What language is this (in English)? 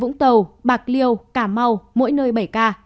Vietnamese